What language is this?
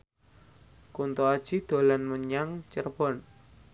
Javanese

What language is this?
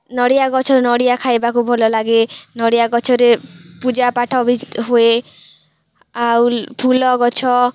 Odia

